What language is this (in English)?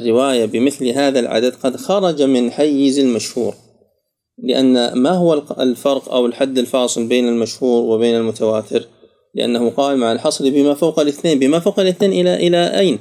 Arabic